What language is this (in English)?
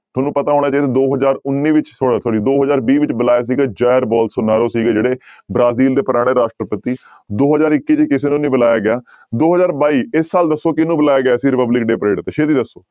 Punjabi